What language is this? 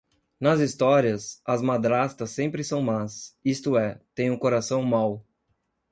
Portuguese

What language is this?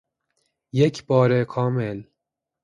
Persian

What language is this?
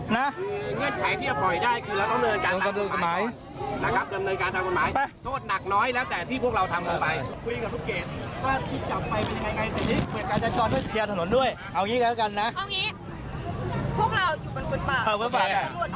Thai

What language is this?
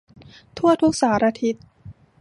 Thai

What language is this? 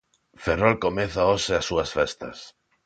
Galician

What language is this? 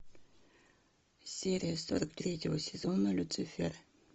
Russian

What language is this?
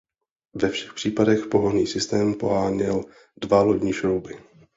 Czech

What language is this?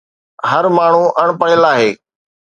Sindhi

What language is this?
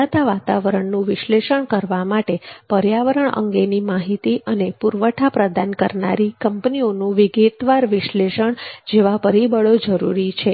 Gujarati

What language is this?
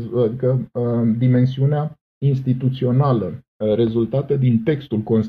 Romanian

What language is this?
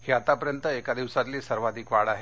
Marathi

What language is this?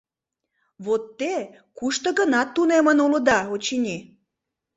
Mari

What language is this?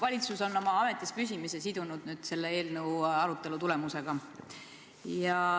Estonian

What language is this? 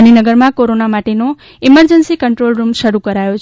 Gujarati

